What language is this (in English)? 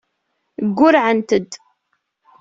Kabyle